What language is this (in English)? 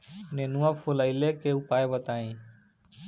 Bhojpuri